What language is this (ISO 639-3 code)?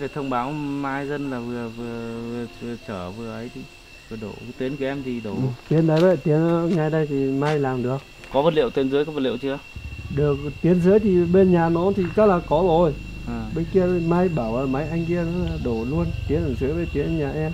vie